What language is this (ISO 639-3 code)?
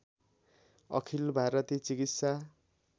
nep